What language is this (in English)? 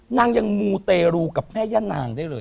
Thai